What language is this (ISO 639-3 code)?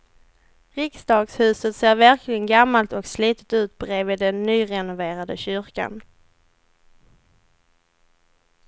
swe